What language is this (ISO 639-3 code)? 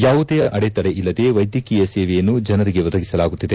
kan